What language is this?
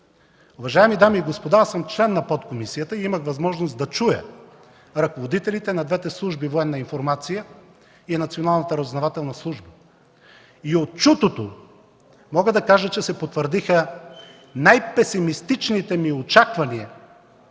Bulgarian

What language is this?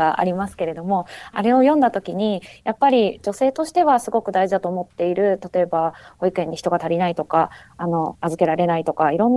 Japanese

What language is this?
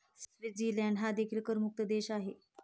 Marathi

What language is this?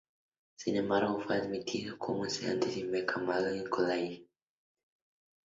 Spanish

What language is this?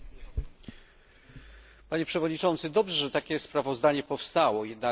Polish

